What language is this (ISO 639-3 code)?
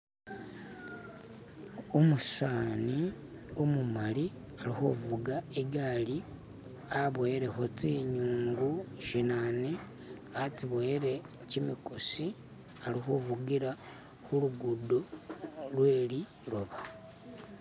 myx